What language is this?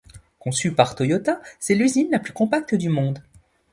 French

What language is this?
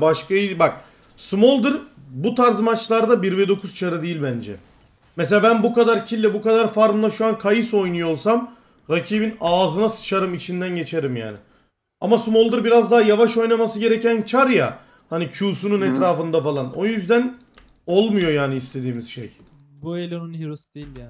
Turkish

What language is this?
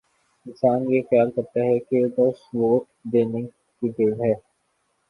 Urdu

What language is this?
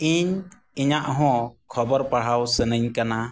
Santali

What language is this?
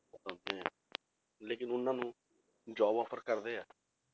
Punjabi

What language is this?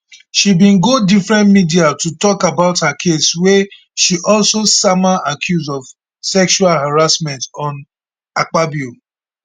Nigerian Pidgin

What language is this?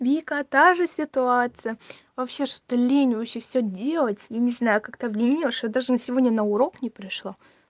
Russian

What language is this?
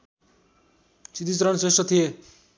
Nepali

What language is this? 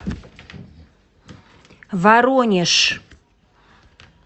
Russian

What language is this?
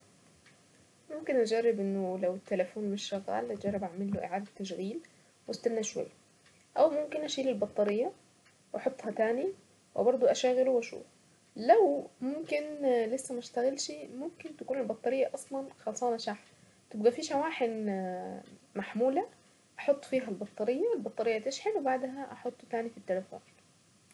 Saidi Arabic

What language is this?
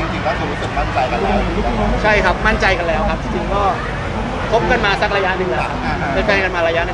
Thai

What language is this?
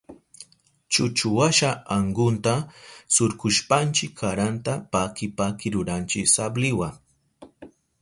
Southern Pastaza Quechua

